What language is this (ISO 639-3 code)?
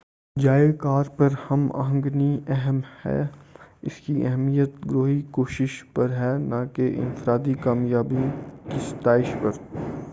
urd